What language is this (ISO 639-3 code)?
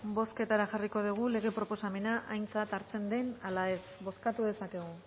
eus